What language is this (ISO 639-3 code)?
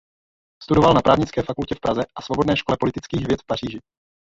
ces